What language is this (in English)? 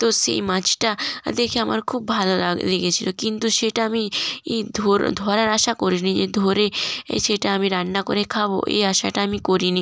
Bangla